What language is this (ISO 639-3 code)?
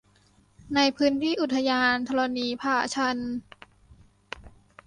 tha